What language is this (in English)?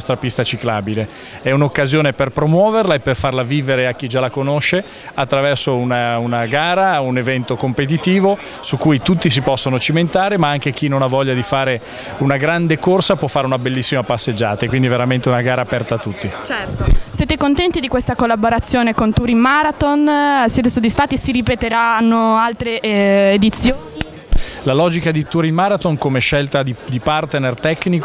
Italian